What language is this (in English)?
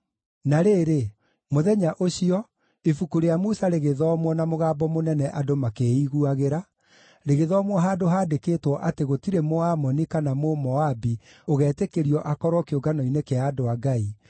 Kikuyu